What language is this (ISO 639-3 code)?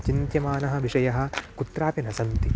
san